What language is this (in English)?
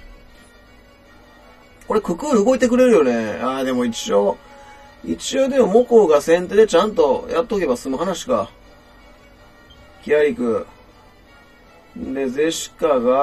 Japanese